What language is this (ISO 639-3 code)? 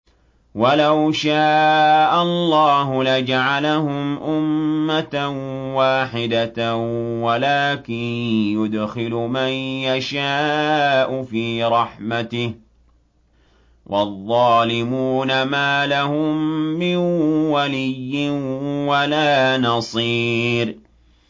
ara